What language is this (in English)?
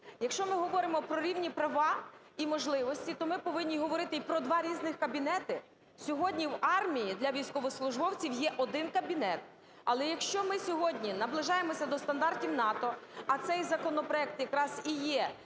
Ukrainian